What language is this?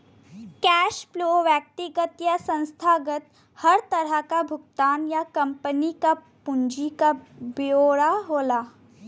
Bhojpuri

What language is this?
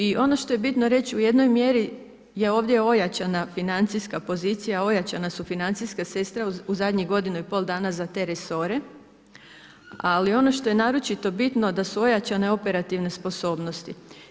Croatian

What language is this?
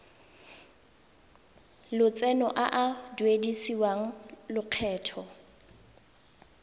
Tswana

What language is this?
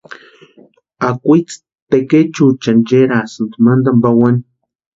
Western Highland Purepecha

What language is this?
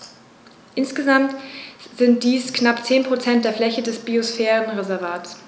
German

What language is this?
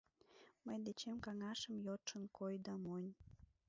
Mari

